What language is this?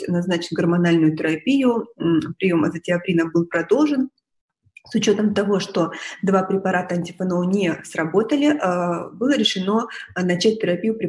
Russian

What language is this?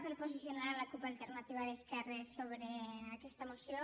Catalan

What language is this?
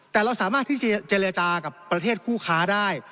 Thai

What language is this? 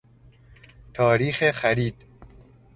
Persian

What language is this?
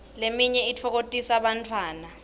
Swati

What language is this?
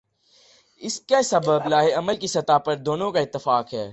Urdu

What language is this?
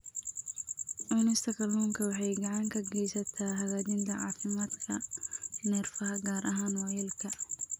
Somali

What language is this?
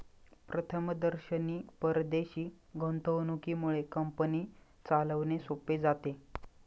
Marathi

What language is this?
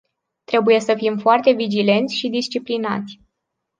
Romanian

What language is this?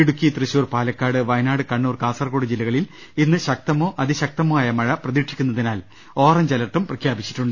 Malayalam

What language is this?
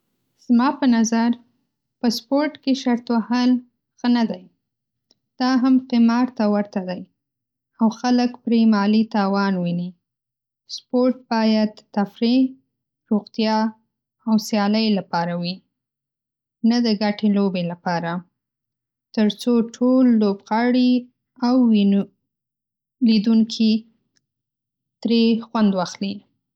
Pashto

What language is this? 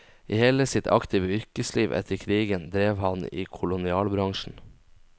Norwegian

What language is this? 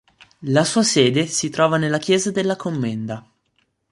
Italian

